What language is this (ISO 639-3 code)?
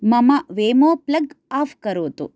san